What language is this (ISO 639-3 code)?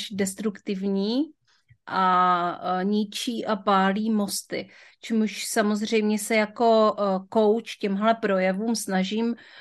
ces